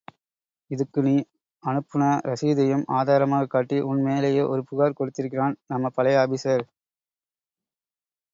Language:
Tamil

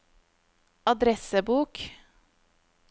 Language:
Norwegian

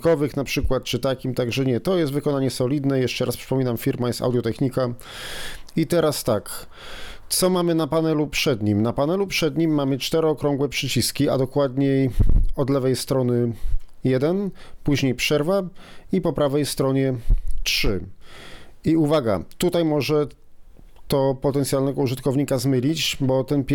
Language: Polish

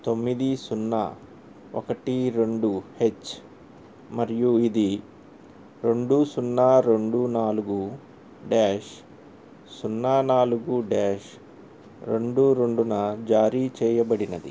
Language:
Telugu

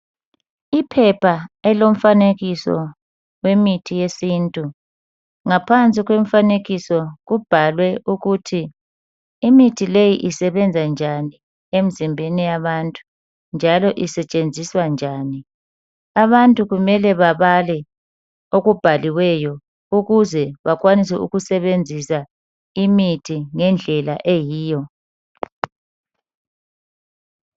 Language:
North Ndebele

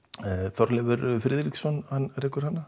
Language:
Icelandic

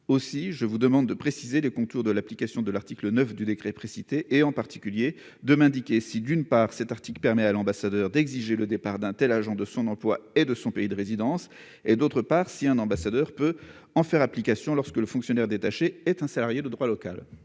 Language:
French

